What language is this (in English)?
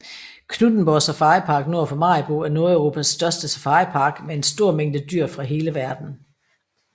Danish